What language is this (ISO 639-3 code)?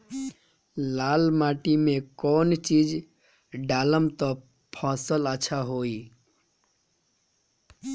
bho